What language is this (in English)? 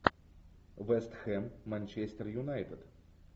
Russian